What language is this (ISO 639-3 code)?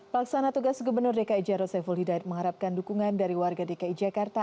ind